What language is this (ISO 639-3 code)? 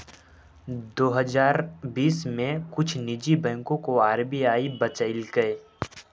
mag